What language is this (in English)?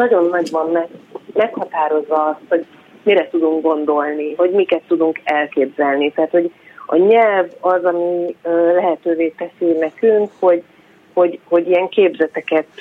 Hungarian